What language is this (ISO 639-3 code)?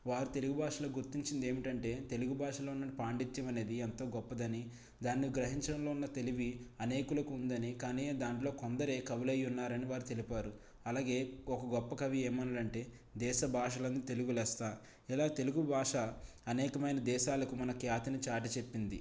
tel